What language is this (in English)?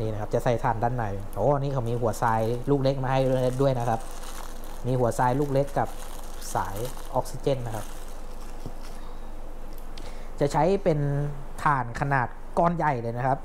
Thai